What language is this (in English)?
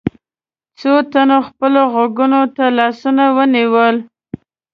Pashto